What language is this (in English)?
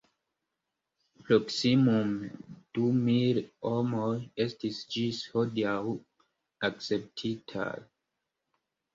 Esperanto